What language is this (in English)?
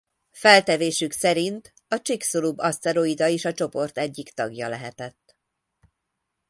Hungarian